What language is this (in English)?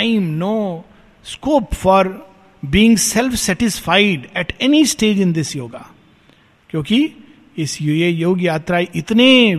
Hindi